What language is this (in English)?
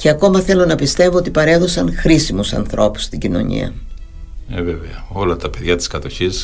Greek